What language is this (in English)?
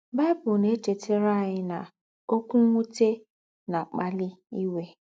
Igbo